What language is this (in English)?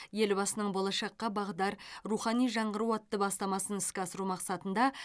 Kazakh